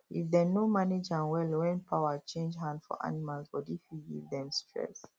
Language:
Nigerian Pidgin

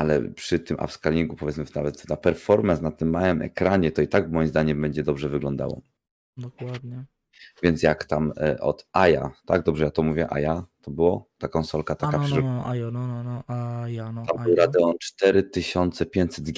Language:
Polish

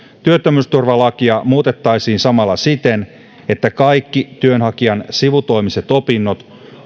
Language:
Finnish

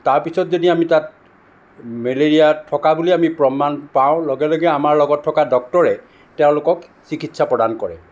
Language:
Assamese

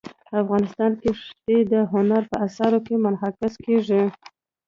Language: Pashto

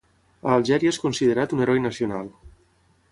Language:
Catalan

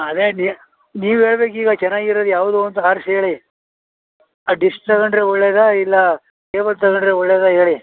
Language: Kannada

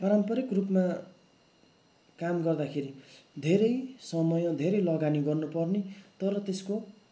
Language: Nepali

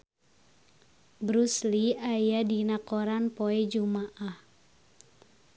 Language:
Sundanese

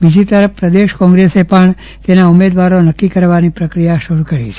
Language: Gujarati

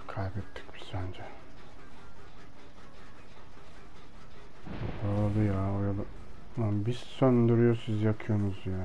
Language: Turkish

